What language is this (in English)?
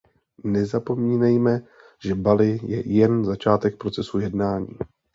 Czech